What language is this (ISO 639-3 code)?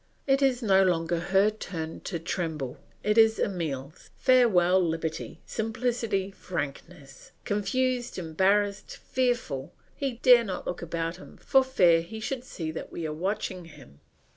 eng